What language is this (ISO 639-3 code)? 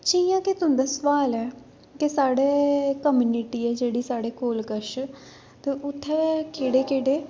doi